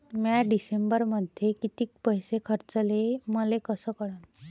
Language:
Marathi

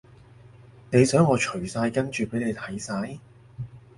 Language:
Cantonese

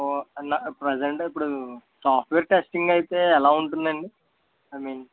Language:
Telugu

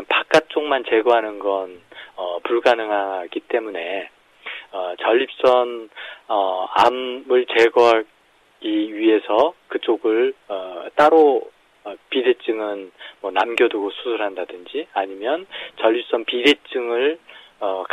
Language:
Korean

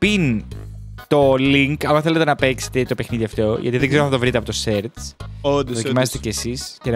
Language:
Greek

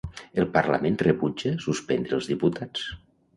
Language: Catalan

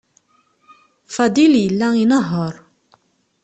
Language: Kabyle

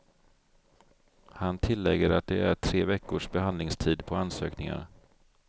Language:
Swedish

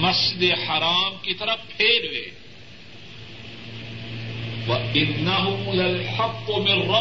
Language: Urdu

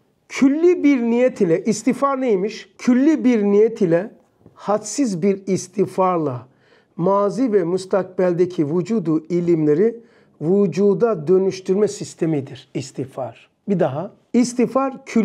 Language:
Turkish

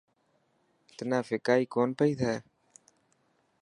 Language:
Dhatki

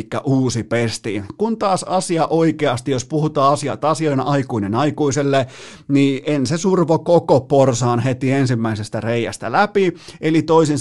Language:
Finnish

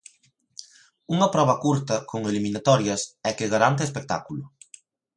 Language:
Galician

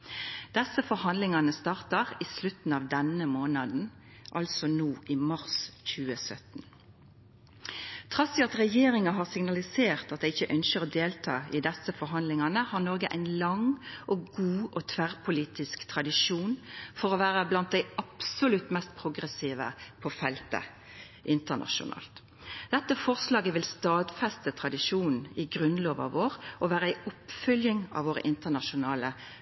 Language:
Norwegian Nynorsk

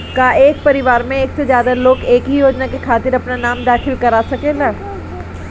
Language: Bhojpuri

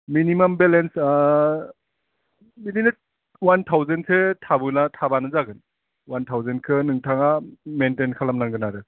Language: Bodo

